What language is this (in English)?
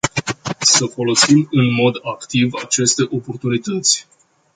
Romanian